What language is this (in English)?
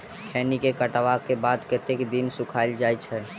Maithili